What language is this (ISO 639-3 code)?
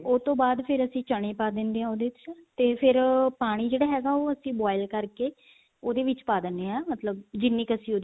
pan